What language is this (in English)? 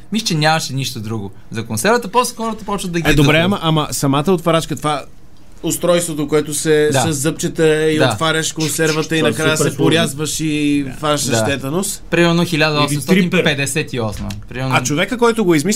Bulgarian